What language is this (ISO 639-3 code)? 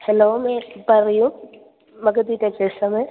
mal